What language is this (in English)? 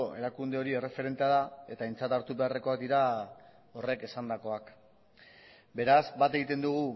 Basque